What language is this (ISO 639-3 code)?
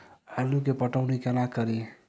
mai